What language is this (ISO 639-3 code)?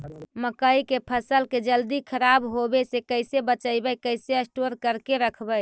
mag